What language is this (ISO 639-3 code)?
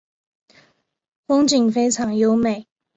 zho